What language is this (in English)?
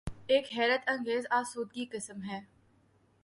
Urdu